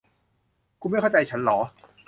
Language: Thai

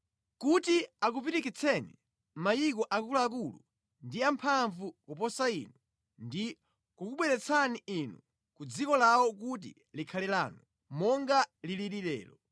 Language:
Nyanja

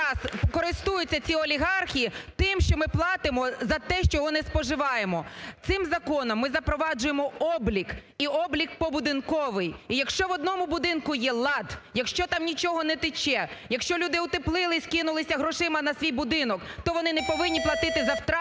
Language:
Ukrainian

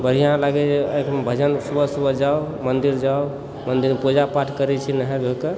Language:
Maithili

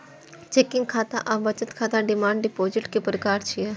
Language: Maithili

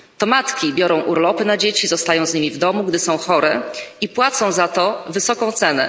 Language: Polish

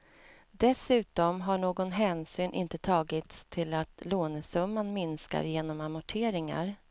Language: Swedish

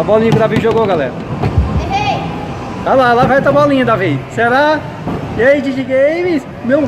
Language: Portuguese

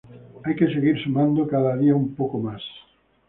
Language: Spanish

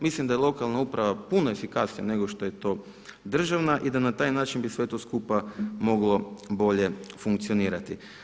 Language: Croatian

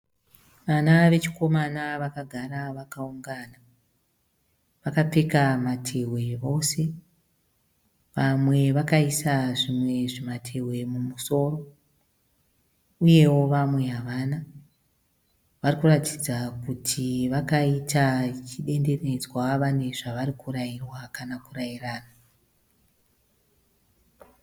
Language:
Shona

